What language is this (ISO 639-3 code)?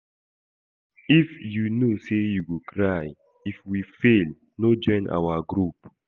pcm